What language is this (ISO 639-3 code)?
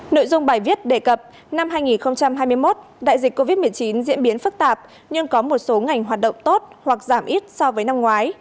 vie